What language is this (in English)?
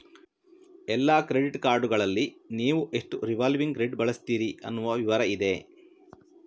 Kannada